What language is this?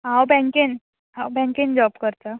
Konkani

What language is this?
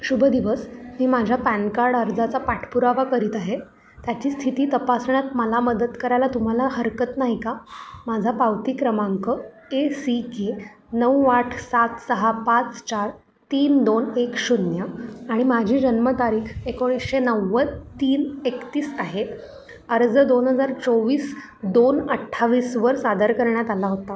Marathi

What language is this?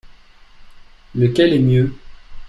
French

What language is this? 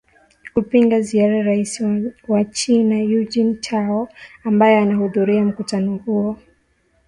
Swahili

